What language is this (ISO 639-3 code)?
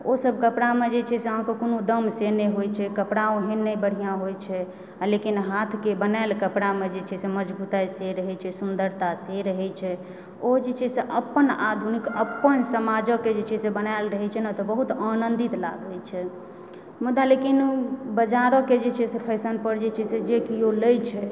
mai